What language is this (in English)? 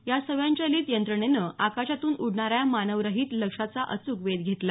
Marathi